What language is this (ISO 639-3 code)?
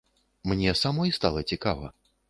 bel